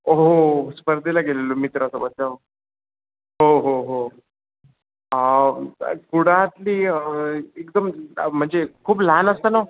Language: Marathi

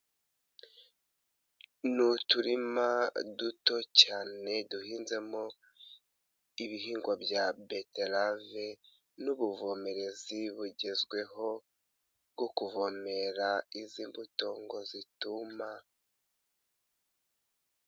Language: Kinyarwanda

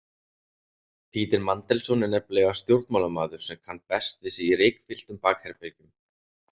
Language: Icelandic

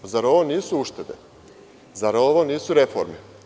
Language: Serbian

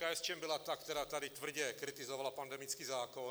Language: Czech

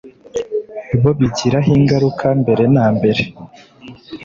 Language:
Kinyarwanda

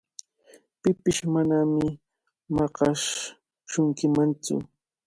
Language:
Cajatambo North Lima Quechua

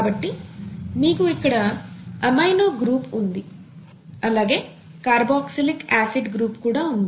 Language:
Telugu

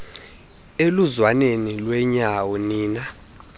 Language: Xhosa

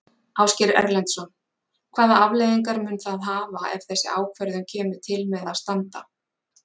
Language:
Icelandic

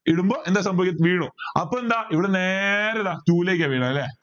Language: Malayalam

